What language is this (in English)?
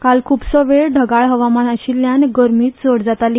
Konkani